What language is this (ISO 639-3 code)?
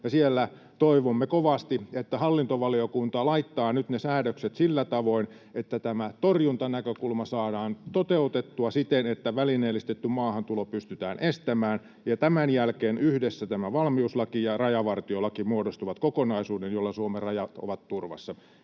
fin